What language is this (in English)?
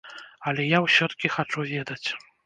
Belarusian